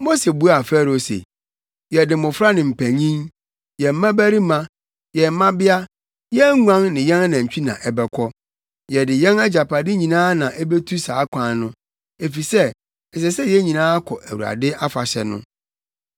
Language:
Akan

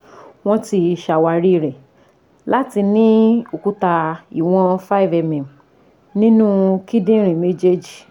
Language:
Yoruba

